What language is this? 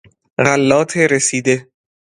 Persian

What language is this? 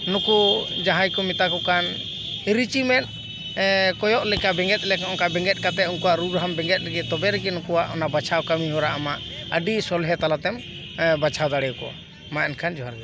Santali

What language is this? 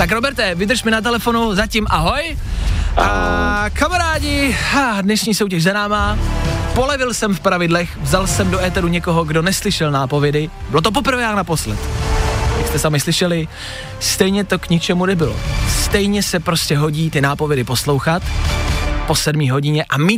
Czech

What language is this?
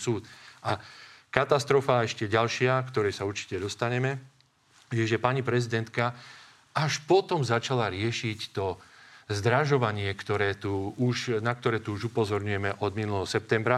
Slovak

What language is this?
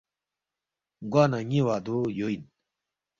Balti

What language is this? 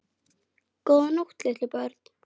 Icelandic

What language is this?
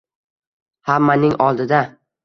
Uzbek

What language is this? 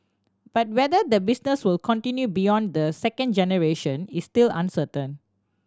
English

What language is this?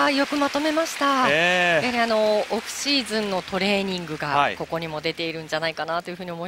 Japanese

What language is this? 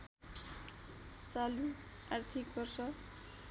Nepali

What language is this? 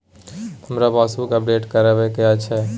Maithili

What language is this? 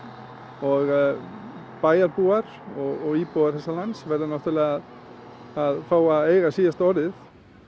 Icelandic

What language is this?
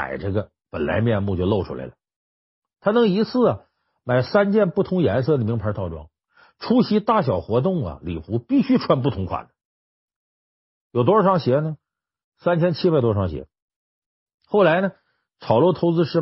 Chinese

